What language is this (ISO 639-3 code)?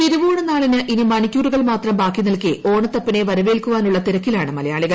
mal